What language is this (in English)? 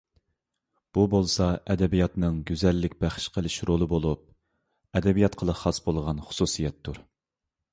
Uyghur